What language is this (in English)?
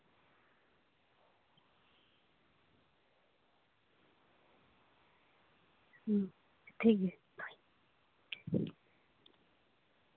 Santali